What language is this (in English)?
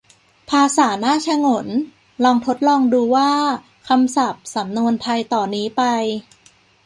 Thai